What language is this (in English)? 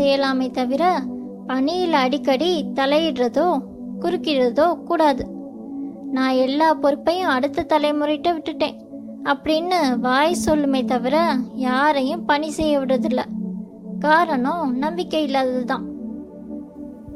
Tamil